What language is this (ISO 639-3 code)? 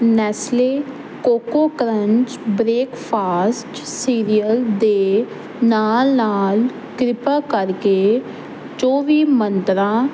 pan